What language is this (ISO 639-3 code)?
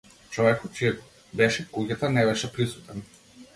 mkd